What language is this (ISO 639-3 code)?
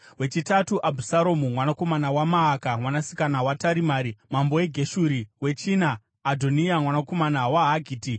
sna